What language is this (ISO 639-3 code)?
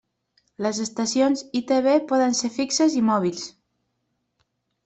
cat